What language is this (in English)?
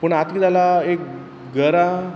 Konkani